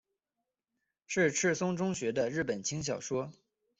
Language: Chinese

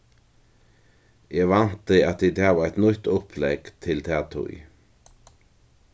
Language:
Faroese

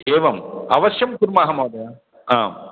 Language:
Sanskrit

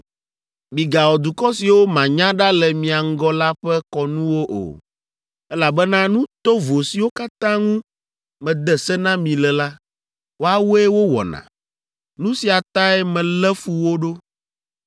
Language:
Ewe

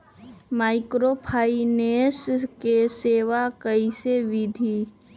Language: Magahi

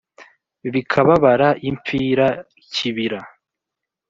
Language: Kinyarwanda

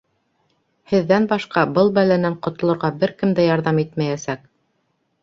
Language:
Bashkir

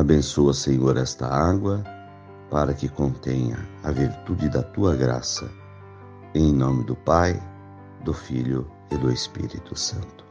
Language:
Portuguese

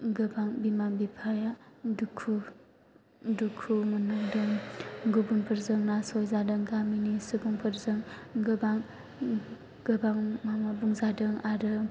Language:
Bodo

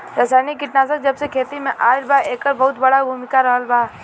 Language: Bhojpuri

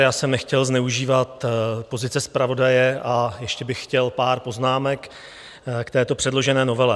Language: Czech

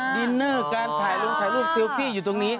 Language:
Thai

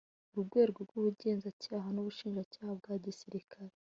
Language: Kinyarwanda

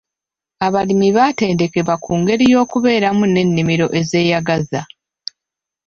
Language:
Ganda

